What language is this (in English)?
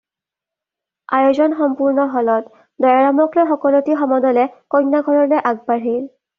Assamese